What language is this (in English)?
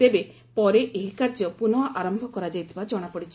Odia